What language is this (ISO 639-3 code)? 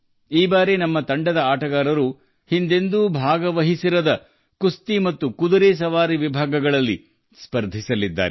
kan